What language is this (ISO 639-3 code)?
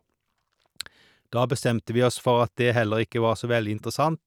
nor